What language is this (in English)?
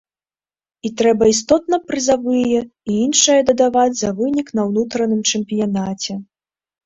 Belarusian